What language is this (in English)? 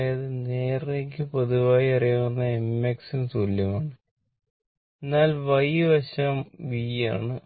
Malayalam